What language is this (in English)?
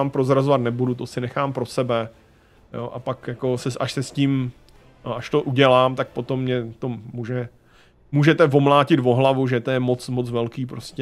Czech